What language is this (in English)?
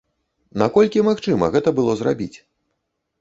Belarusian